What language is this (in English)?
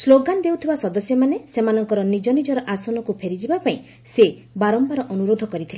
Odia